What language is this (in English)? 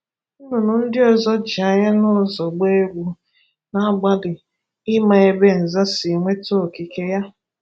Igbo